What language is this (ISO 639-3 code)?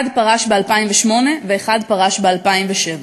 heb